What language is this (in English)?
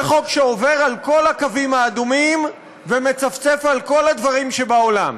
Hebrew